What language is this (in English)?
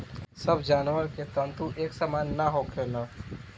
Bhojpuri